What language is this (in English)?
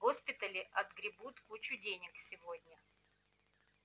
Russian